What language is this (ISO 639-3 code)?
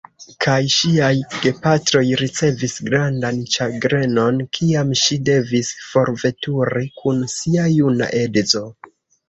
epo